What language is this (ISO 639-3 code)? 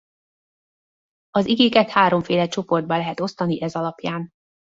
hun